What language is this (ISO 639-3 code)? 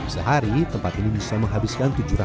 ind